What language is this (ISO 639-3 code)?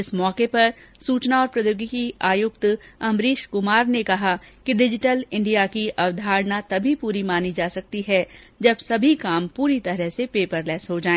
hin